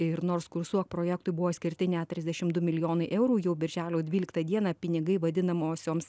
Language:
Lithuanian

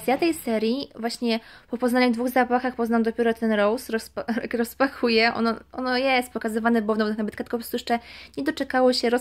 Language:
Polish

